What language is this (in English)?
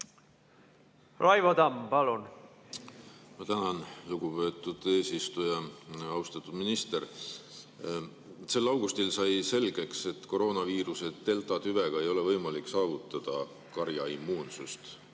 Estonian